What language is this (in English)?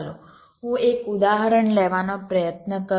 Gujarati